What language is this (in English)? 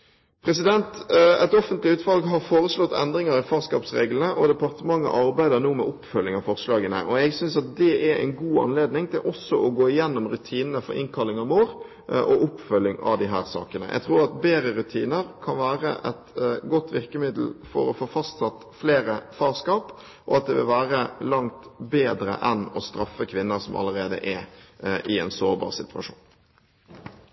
Norwegian Bokmål